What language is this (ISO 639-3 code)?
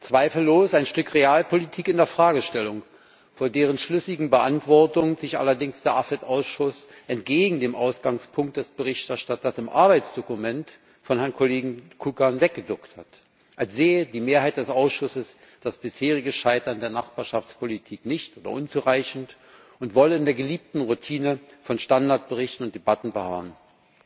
deu